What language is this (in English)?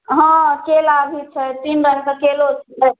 Maithili